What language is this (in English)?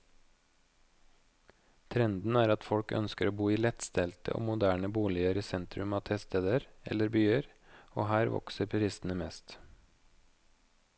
Norwegian